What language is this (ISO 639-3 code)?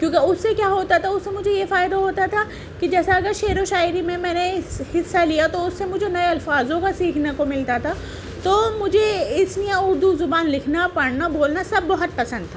urd